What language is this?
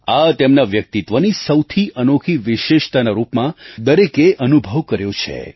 Gujarati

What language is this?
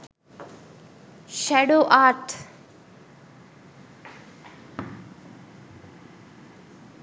Sinhala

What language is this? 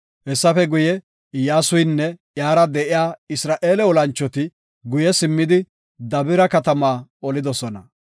Gofa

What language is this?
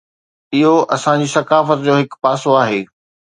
Sindhi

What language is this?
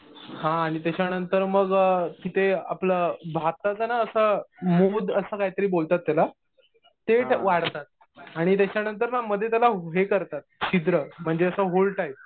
Marathi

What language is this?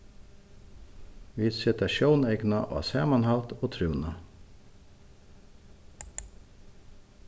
Faroese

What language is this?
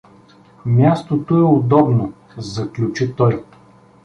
Bulgarian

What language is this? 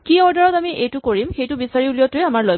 Assamese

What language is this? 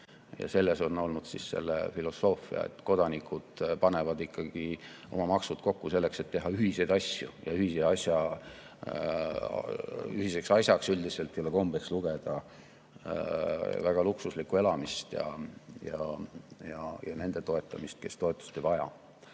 Estonian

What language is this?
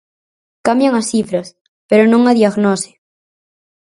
Galician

